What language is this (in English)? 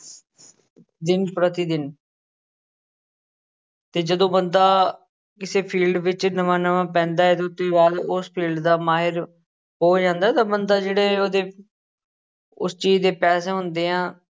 Punjabi